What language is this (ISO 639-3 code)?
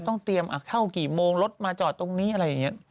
tha